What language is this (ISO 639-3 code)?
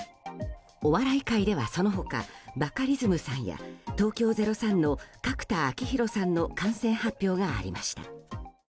jpn